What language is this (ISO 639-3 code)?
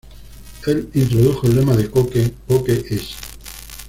spa